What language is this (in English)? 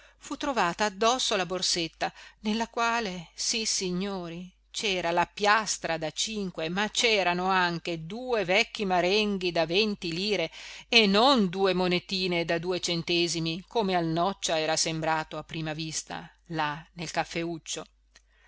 Italian